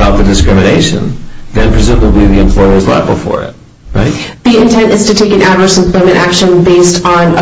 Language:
English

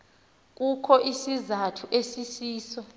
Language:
Xhosa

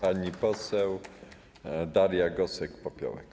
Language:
Polish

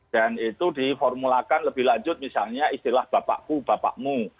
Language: Indonesian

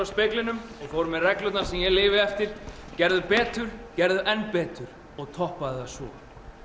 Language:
Icelandic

